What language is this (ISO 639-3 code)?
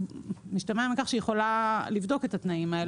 heb